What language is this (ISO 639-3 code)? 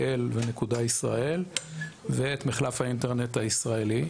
heb